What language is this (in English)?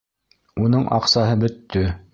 Bashkir